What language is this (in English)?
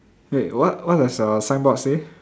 English